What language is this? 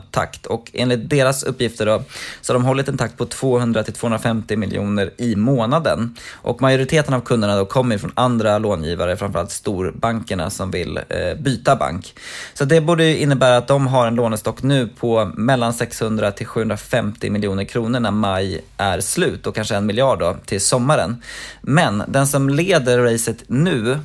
Swedish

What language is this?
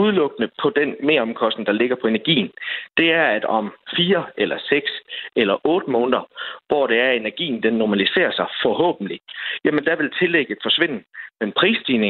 Danish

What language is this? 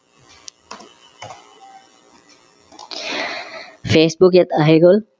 Assamese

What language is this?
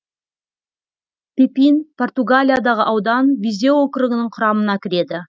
Kazakh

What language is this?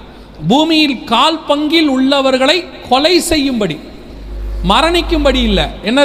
Tamil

